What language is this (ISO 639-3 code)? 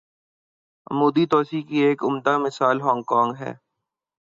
urd